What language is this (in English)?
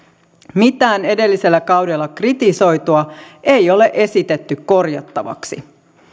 Finnish